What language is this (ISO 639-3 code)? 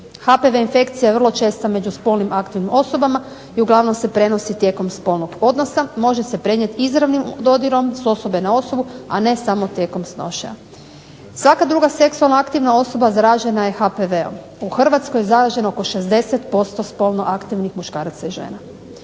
hrv